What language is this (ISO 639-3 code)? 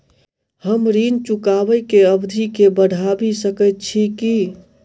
mai